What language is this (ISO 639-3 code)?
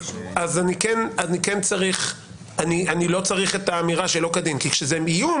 heb